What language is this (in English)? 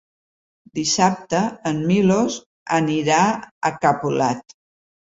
Catalan